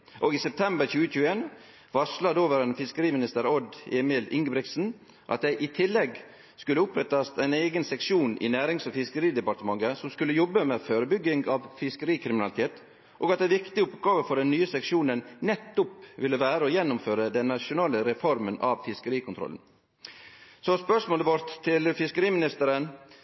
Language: Norwegian Nynorsk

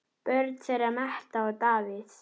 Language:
Icelandic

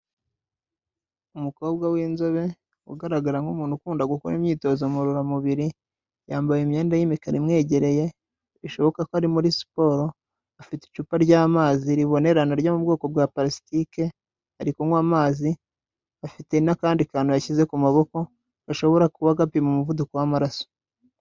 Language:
Kinyarwanda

